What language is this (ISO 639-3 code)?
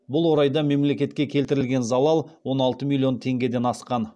kaz